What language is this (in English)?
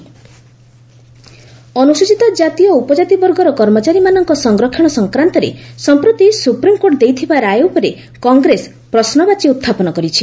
Odia